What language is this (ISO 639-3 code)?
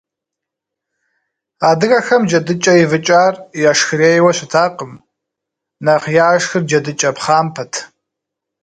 kbd